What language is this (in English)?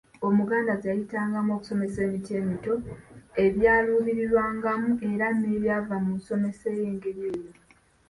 Ganda